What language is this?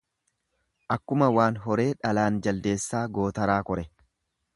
Oromo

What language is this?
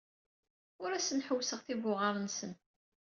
Kabyle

